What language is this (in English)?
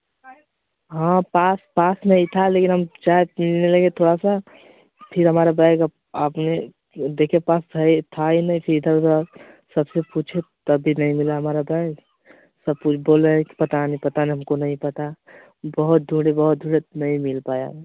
Hindi